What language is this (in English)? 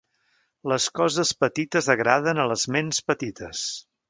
Catalan